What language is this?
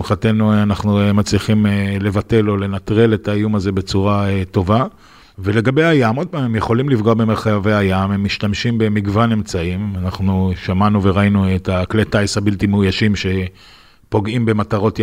Hebrew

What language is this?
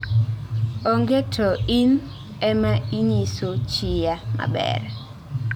Luo (Kenya and Tanzania)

